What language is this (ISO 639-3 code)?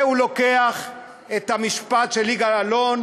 heb